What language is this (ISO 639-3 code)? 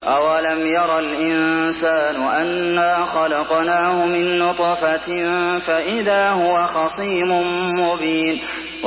ara